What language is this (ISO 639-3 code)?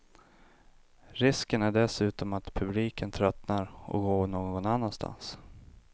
swe